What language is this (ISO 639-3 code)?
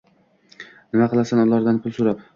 uzb